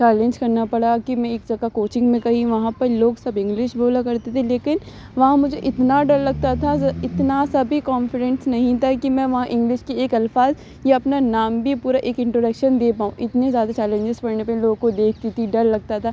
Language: Urdu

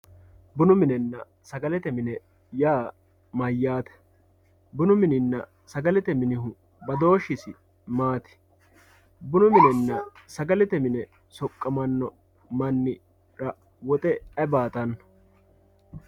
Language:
Sidamo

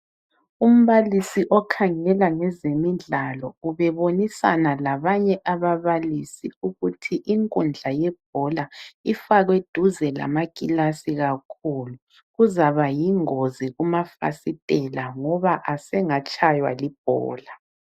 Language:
North Ndebele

